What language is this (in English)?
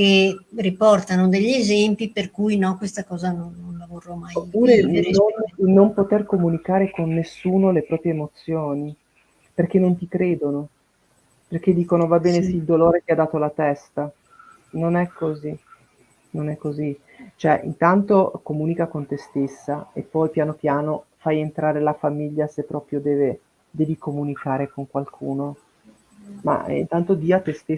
Italian